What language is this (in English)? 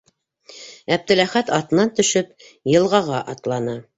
Bashkir